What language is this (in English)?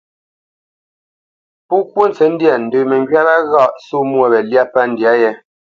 Bamenyam